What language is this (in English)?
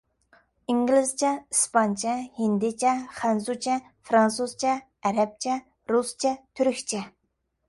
Uyghur